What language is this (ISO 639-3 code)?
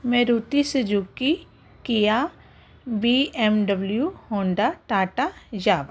pan